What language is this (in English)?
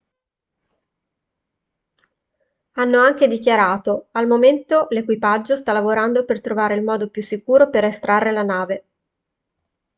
Italian